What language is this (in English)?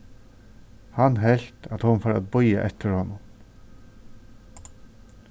Faroese